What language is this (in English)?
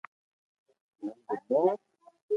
Loarki